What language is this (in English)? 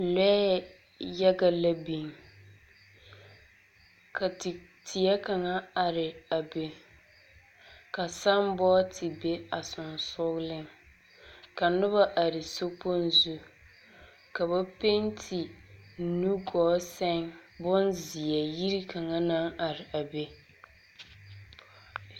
Southern Dagaare